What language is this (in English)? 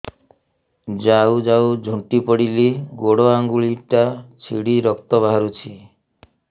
Odia